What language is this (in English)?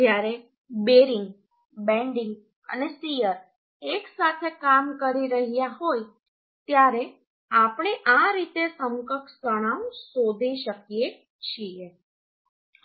Gujarati